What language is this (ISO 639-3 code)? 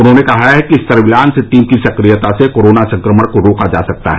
hin